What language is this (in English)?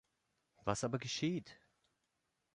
German